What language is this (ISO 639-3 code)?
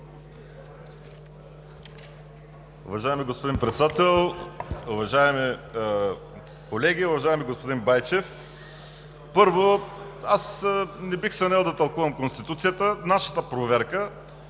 bul